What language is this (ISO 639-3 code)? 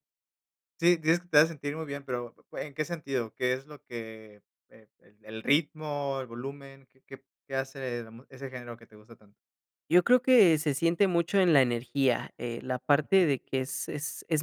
spa